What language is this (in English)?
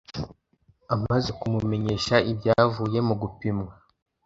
Kinyarwanda